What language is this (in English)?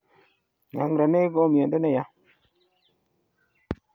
Kalenjin